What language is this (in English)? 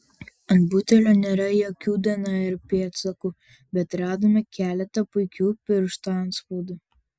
Lithuanian